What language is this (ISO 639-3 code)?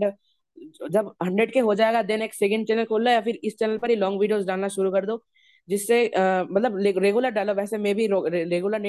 hin